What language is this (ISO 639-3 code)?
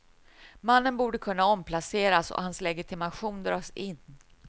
swe